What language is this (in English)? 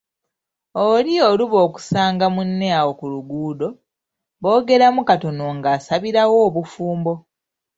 Ganda